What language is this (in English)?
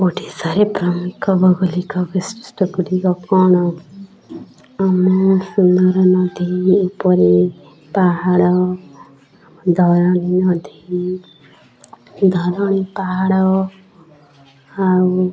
Odia